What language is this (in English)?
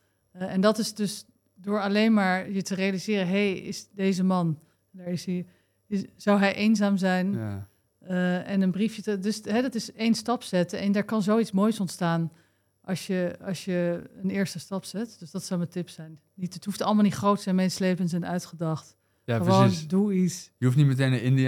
Dutch